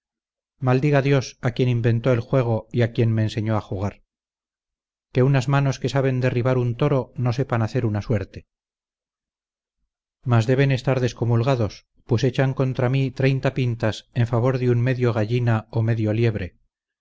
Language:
Spanish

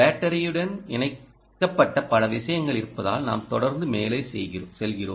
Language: Tamil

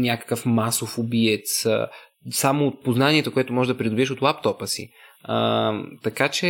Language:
Bulgarian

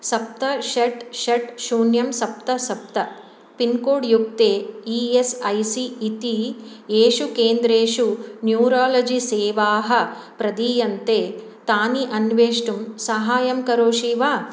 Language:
Sanskrit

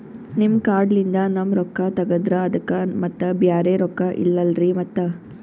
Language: Kannada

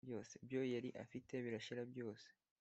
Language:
Kinyarwanda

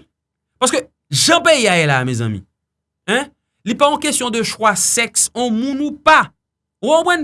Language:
French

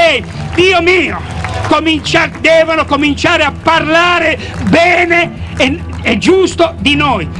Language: Italian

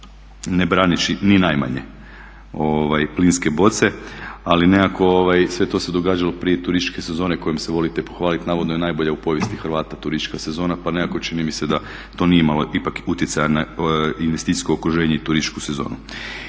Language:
Croatian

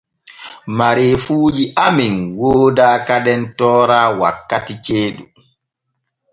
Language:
Borgu Fulfulde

